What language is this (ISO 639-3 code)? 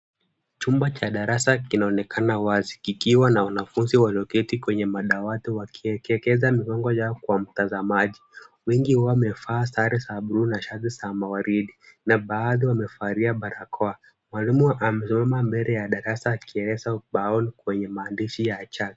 swa